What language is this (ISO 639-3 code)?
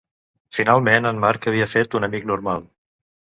cat